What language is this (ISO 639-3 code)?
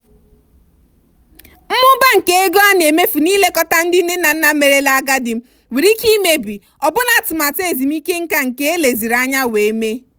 ibo